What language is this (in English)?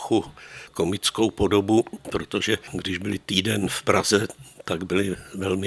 Czech